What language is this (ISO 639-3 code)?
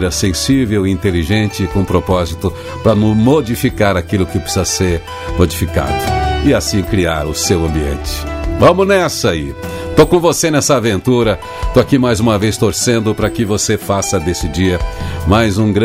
por